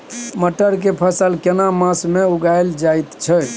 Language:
Maithili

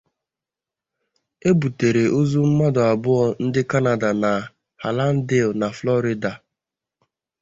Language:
Igbo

